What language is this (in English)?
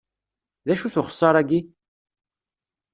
Kabyle